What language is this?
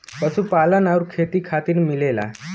Bhojpuri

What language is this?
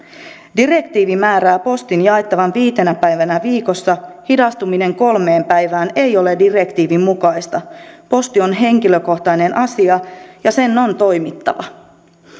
Finnish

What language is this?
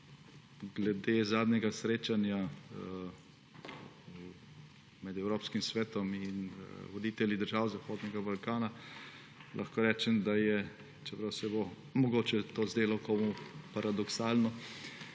Slovenian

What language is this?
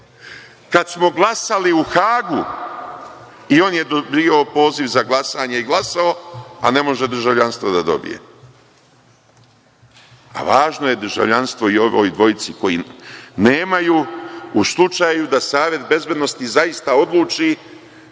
Serbian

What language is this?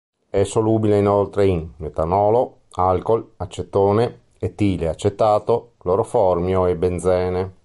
Italian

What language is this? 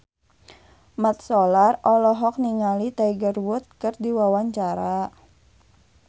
Sundanese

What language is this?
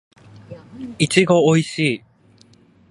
Japanese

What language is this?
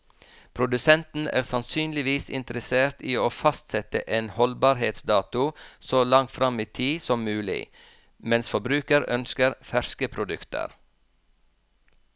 Norwegian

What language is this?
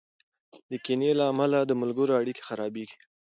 Pashto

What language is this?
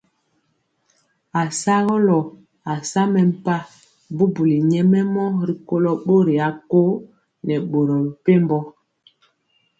Mpiemo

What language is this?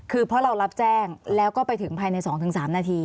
Thai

